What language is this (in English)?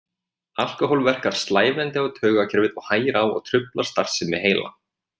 Icelandic